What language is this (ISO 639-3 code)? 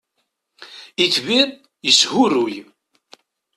kab